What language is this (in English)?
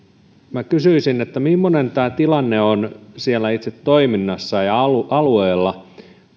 Finnish